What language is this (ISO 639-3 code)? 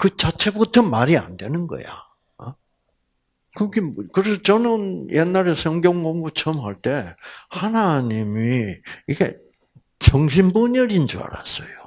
kor